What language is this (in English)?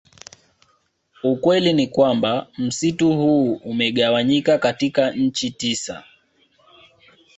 Swahili